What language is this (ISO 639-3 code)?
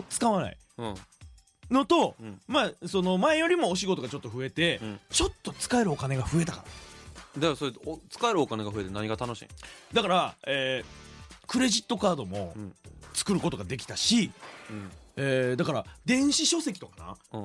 jpn